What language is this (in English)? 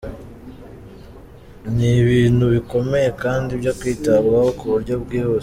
Kinyarwanda